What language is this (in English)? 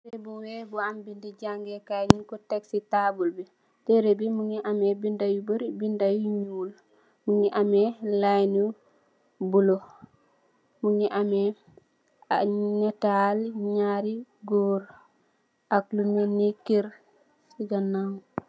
Wolof